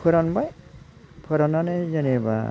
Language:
Bodo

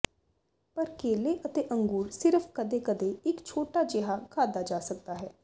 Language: Punjabi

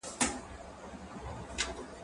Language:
Pashto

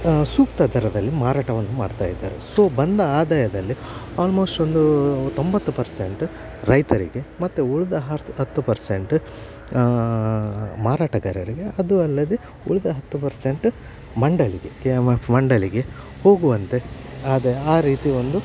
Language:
Kannada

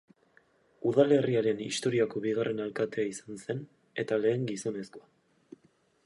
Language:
Basque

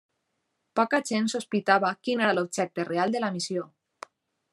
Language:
Catalan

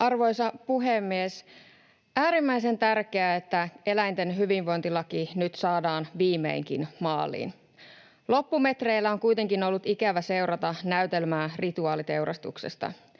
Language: Finnish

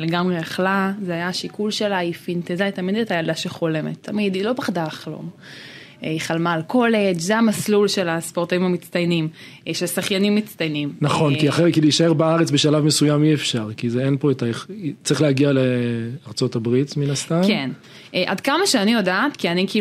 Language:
Hebrew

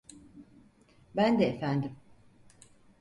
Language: Turkish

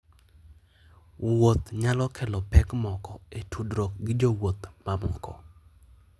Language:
Luo (Kenya and Tanzania)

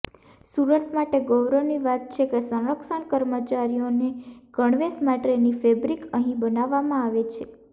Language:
Gujarati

